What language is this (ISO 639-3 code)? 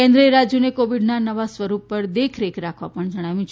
guj